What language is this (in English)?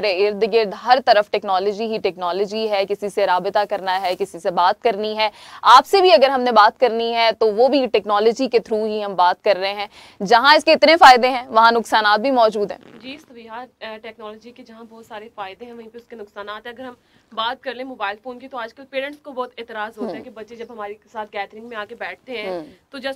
Hindi